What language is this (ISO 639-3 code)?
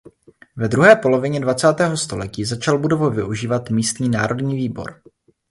ces